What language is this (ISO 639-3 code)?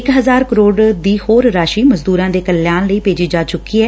pan